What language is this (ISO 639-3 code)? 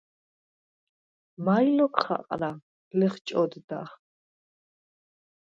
sva